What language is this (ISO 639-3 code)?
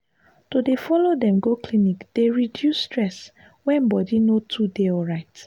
pcm